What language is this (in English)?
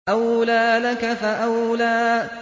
Arabic